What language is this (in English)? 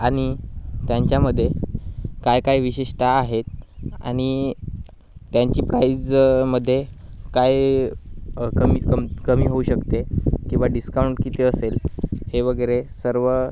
Marathi